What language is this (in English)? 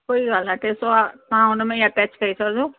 Sindhi